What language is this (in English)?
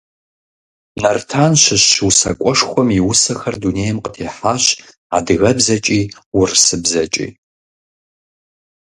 Kabardian